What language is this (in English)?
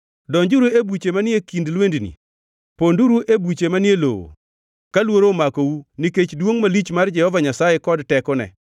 Luo (Kenya and Tanzania)